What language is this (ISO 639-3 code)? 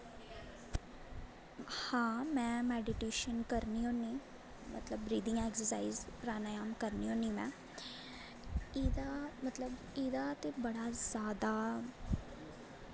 doi